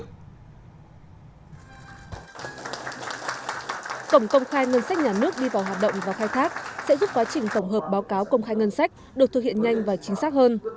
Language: Vietnamese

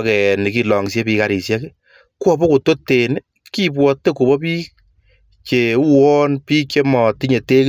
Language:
Kalenjin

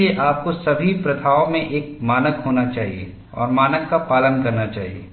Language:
Hindi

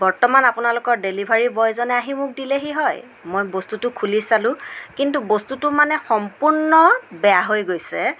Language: Assamese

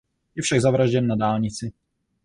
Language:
Czech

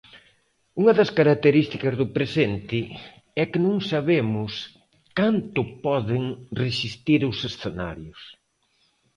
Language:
Galician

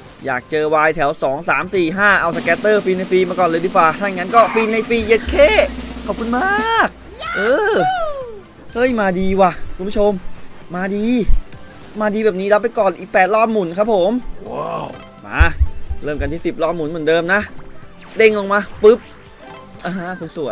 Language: Thai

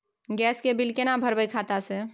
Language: Maithili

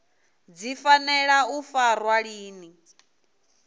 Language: Venda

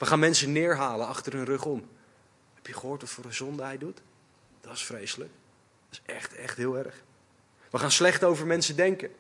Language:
Dutch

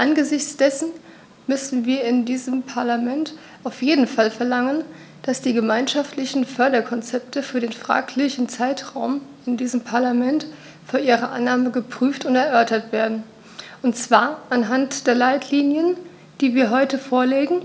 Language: German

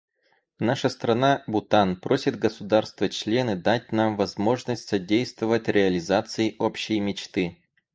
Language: Russian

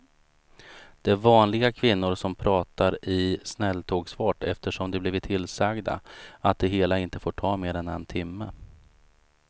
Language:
Swedish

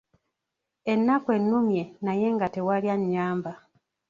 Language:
Ganda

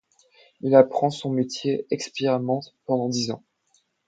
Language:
French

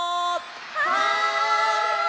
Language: Japanese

